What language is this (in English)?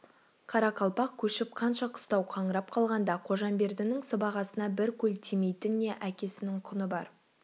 Kazakh